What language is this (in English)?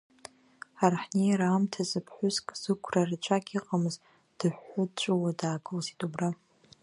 Abkhazian